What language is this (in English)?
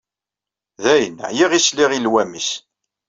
Kabyle